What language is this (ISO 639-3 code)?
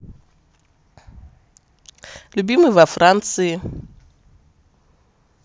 rus